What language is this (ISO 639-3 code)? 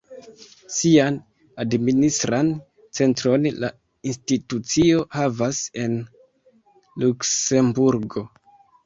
epo